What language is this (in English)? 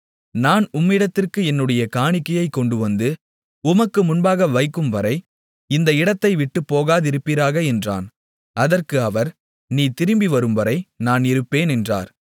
Tamil